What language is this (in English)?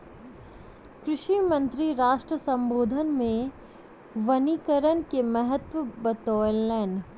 Maithili